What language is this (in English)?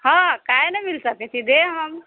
Maithili